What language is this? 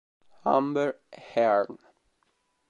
Italian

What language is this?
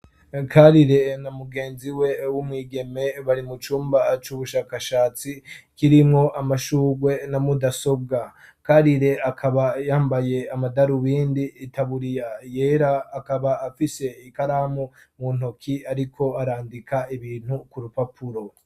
Rundi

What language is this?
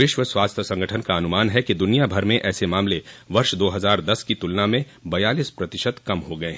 Hindi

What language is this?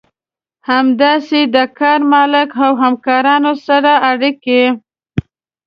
Pashto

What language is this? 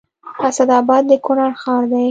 Pashto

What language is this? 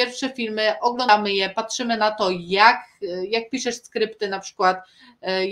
Polish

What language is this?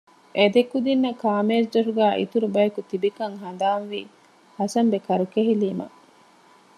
Divehi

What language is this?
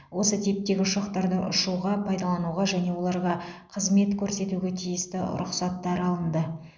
Kazakh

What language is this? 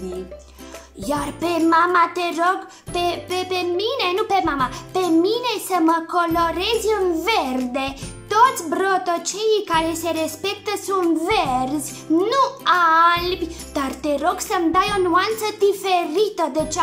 Romanian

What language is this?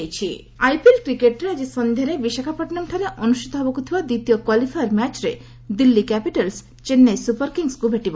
Odia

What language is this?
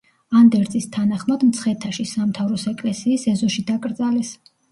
Georgian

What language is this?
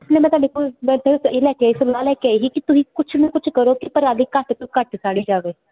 Punjabi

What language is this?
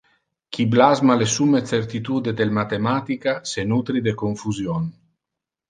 Interlingua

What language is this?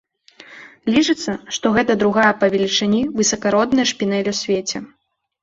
Belarusian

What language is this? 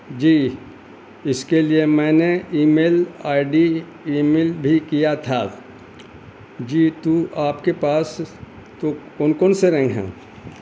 Urdu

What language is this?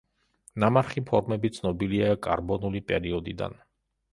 Georgian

